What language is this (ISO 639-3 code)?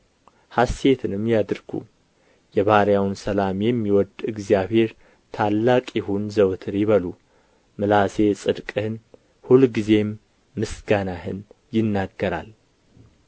amh